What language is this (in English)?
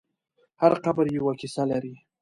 Pashto